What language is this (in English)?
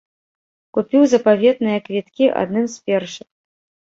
Belarusian